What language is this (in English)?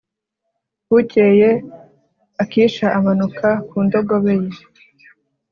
Kinyarwanda